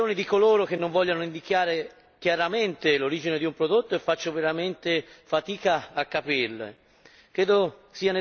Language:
Italian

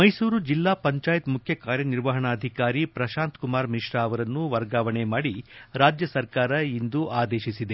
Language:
Kannada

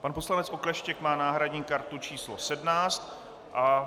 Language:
Czech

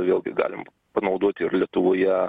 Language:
Lithuanian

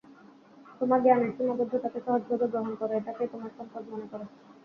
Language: Bangla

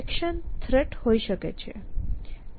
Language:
Gujarati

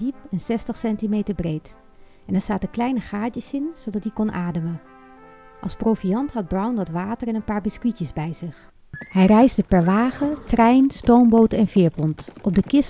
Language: Dutch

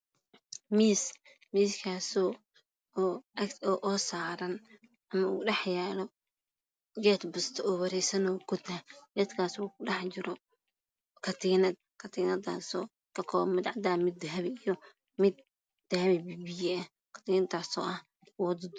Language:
Somali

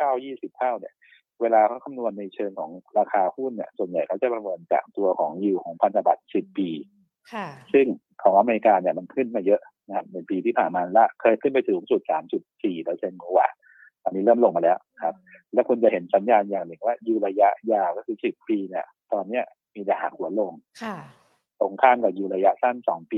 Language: Thai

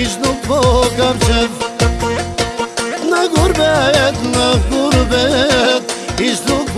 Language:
Turkish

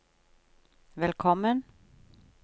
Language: Norwegian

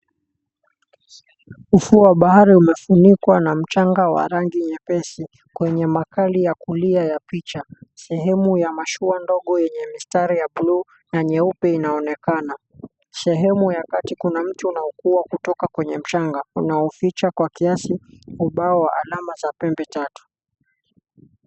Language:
Swahili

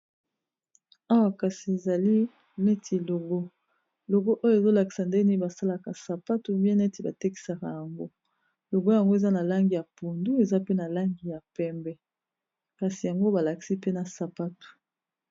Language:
Lingala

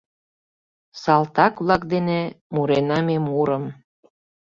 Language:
Mari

